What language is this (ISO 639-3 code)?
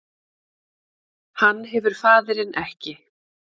isl